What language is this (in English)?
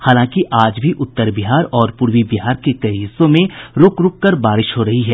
Hindi